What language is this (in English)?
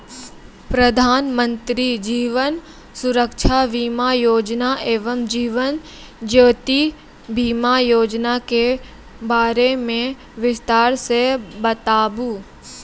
Maithili